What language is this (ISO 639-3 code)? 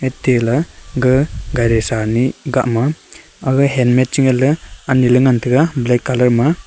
nnp